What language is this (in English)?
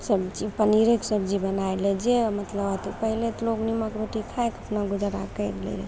Maithili